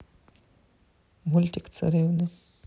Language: Russian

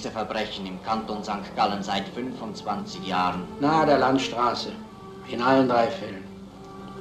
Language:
German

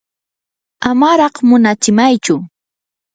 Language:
Yanahuanca Pasco Quechua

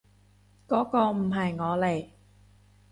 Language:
Cantonese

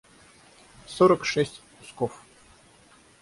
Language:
Russian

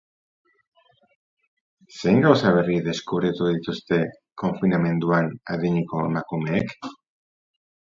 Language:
Basque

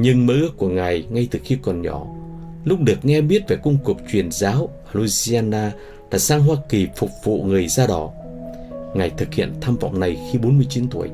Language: Vietnamese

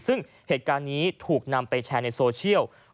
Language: Thai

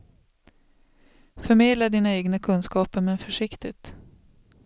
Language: Swedish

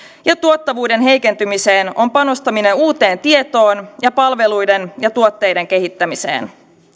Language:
Finnish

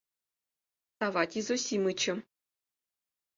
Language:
Mari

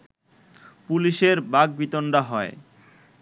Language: Bangla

